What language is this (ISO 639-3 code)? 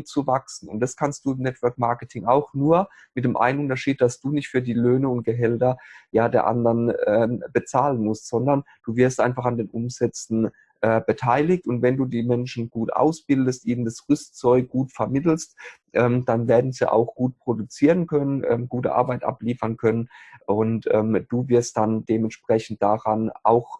deu